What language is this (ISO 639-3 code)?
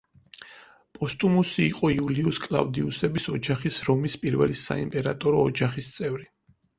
kat